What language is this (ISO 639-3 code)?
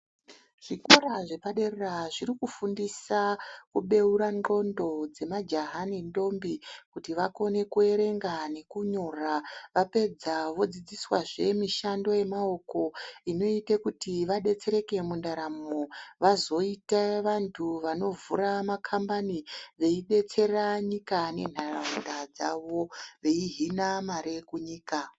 ndc